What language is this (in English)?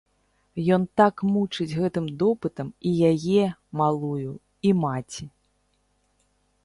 Belarusian